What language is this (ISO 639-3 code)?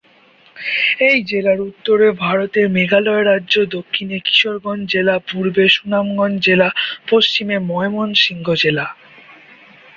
ben